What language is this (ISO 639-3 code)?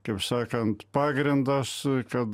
lit